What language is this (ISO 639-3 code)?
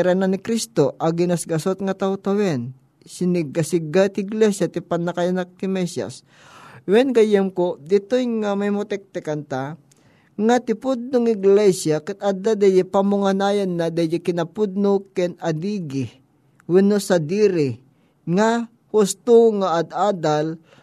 fil